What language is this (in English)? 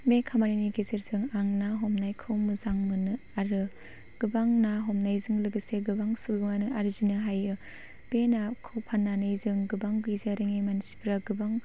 Bodo